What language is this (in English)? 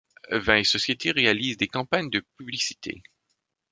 French